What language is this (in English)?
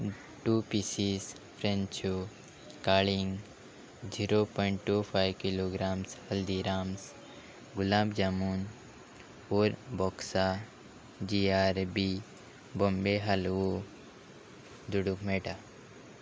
Konkani